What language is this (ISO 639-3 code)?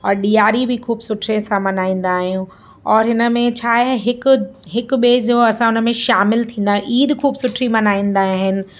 snd